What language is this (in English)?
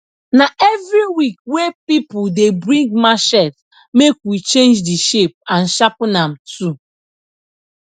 Nigerian Pidgin